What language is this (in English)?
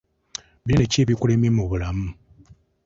Ganda